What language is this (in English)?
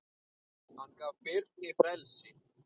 Icelandic